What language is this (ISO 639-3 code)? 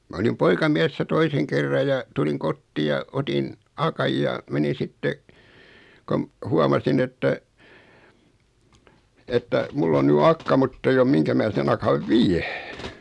fin